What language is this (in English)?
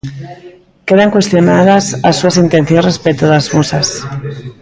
Galician